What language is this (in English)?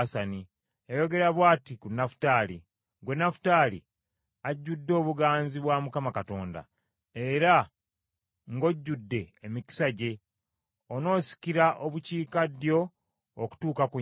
Ganda